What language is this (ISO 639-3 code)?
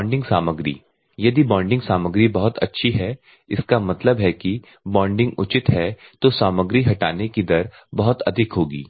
hin